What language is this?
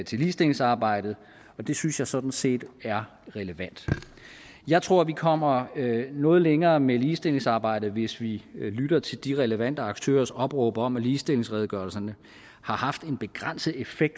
Danish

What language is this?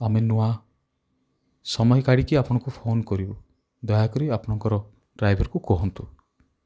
Odia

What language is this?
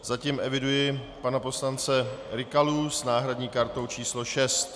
Czech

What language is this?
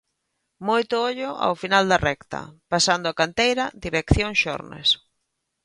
Galician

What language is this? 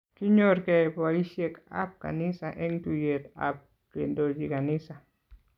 Kalenjin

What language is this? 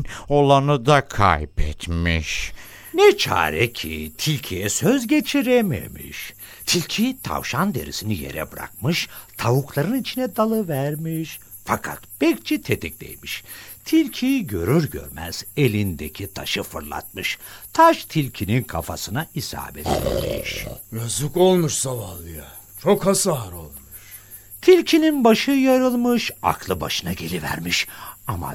Turkish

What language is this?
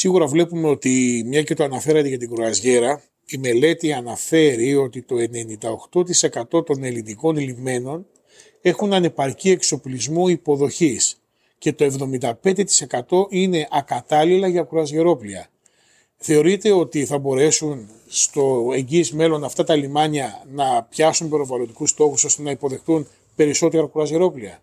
Greek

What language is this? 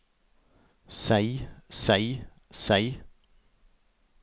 Norwegian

